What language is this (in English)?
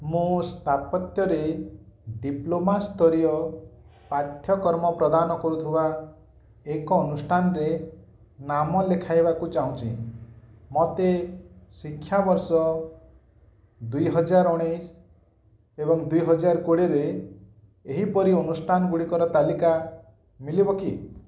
Odia